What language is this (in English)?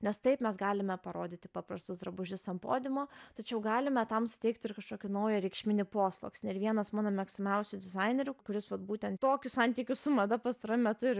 Lithuanian